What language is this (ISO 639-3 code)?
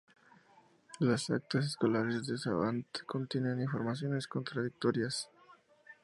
spa